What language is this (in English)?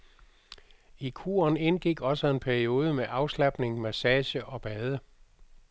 Danish